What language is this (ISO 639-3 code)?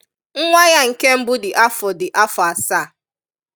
ibo